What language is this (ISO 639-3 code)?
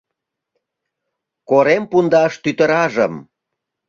chm